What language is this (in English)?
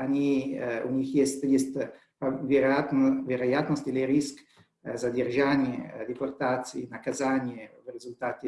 Russian